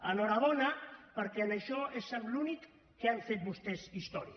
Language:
Catalan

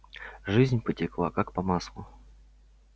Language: Russian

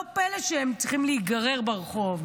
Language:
Hebrew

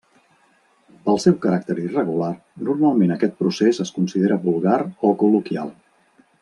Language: Catalan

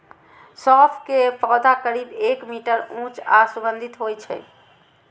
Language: Maithili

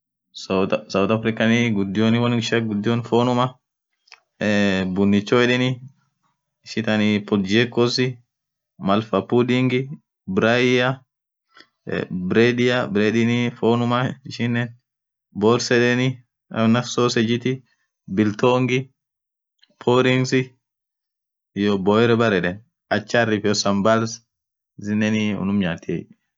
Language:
Orma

